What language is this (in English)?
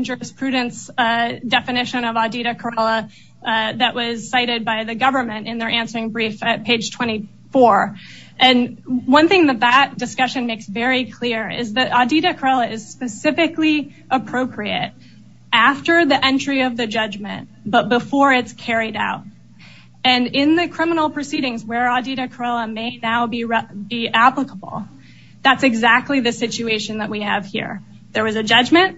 English